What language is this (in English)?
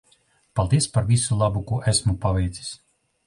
Latvian